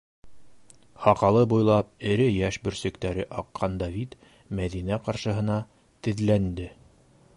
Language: Bashkir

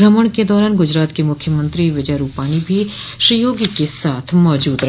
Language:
Hindi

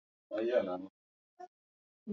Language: Swahili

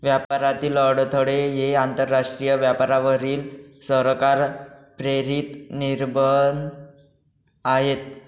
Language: Marathi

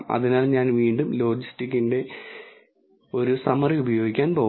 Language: Malayalam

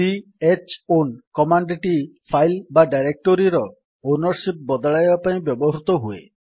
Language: Odia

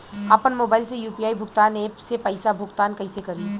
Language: Bhojpuri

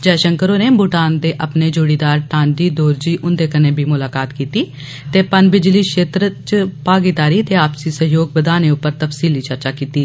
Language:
Dogri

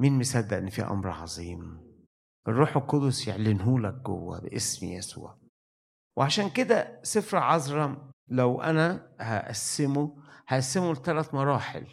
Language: Arabic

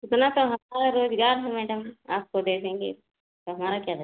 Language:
Hindi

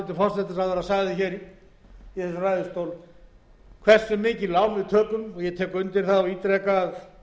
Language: Icelandic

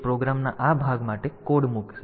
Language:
Gujarati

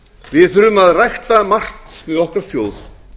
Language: Icelandic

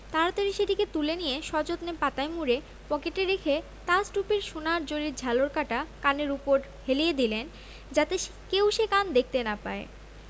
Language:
Bangla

